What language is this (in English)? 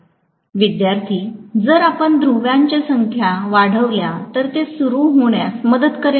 Marathi